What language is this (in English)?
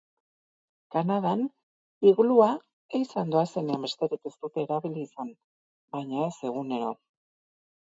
Basque